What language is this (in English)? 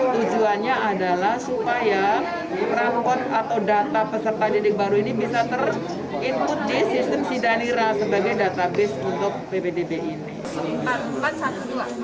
Indonesian